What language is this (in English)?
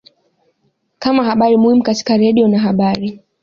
Swahili